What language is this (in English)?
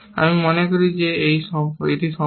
Bangla